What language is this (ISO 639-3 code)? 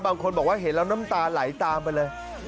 tha